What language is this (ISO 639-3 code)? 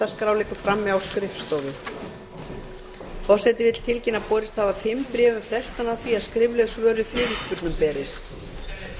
isl